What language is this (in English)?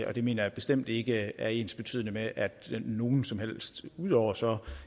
Danish